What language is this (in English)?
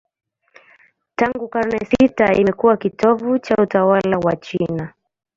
Swahili